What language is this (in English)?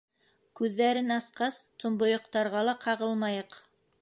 Bashkir